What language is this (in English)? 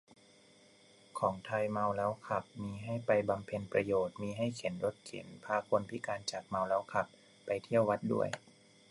Thai